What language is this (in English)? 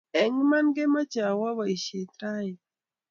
Kalenjin